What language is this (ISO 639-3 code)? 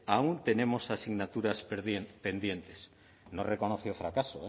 spa